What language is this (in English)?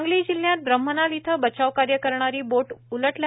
Marathi